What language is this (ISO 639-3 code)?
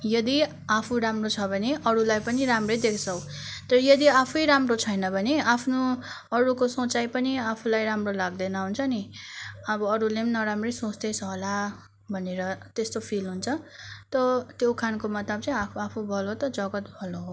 nep